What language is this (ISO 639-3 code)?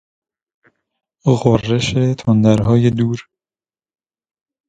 fas